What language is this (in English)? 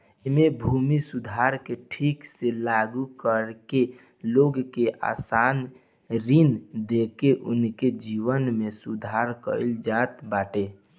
Bhojpuri